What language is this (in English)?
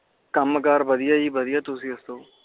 Punjabi